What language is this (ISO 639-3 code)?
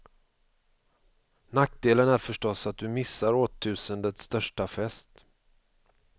swe